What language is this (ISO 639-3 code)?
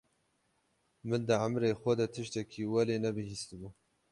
kur